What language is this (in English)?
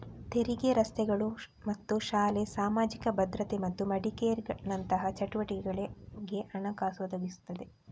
Kannada